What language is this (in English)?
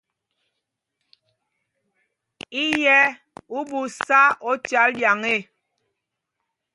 Mpumpong